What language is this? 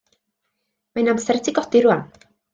Welsh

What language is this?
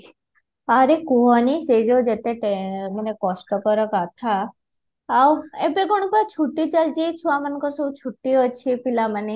Odia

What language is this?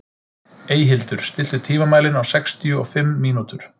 Icelandic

